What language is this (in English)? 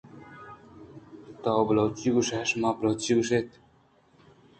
Eastern Balochi